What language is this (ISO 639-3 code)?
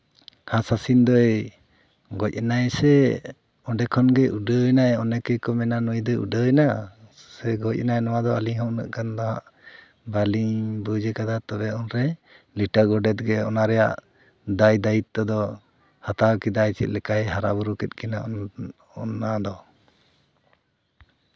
sat